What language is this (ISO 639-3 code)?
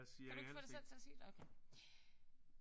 dan